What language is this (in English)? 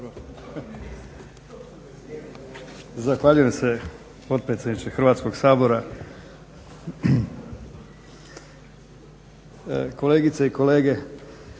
Croatian